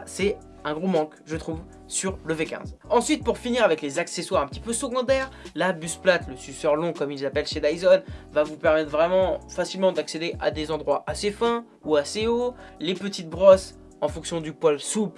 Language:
French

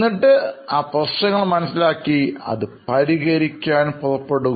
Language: Malayalam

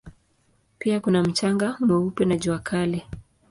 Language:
Swahili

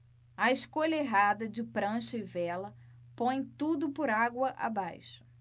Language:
Portuguese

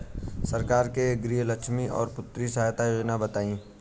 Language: Bhojpuri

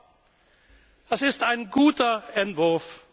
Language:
German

